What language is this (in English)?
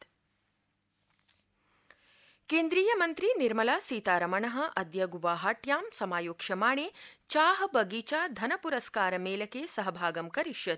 Sanskrit